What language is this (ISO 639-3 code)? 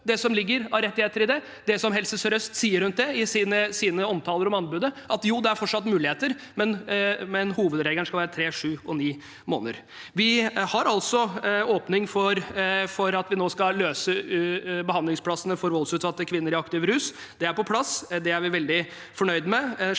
nor